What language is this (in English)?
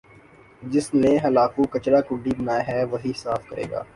Urdu